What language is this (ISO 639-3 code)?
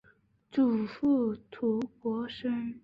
zho